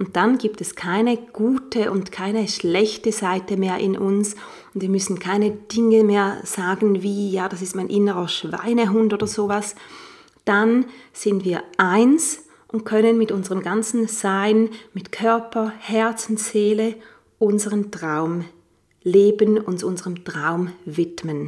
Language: German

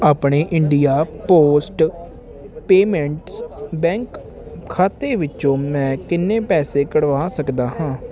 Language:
Punjabi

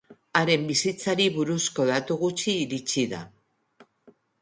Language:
Basque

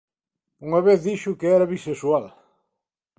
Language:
Galician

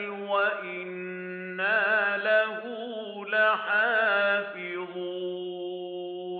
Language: Arabic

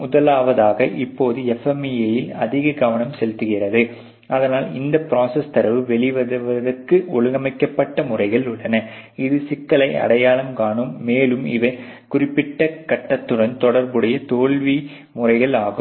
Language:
Tamil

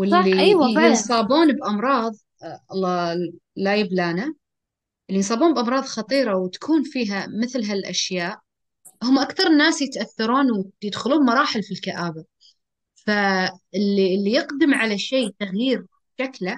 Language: Arabic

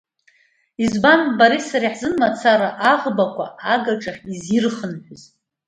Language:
Abkhazian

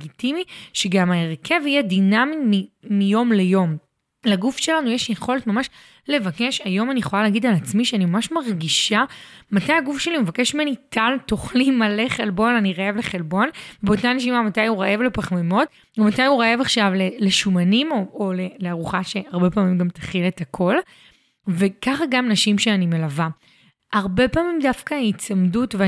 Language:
Hebrew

